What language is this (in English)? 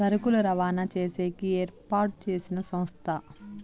Telugu